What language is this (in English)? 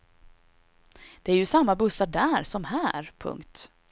Swedish